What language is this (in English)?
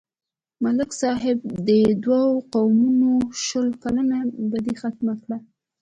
Pashto